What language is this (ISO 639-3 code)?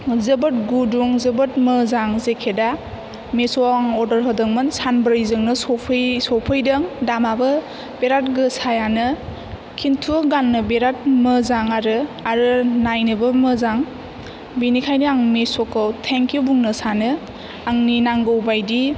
brx